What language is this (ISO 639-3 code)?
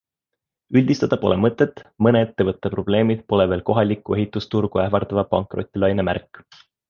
est